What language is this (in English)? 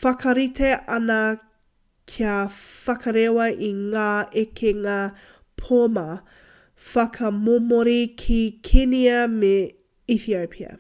Māori